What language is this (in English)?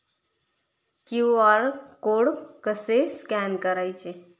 Marathi